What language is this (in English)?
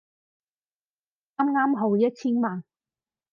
Cantonese